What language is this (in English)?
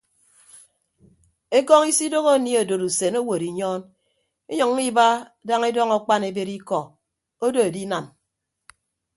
Ibibio